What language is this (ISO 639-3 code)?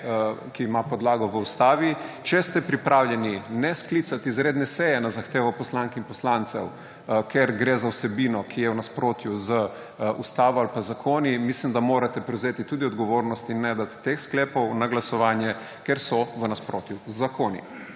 slv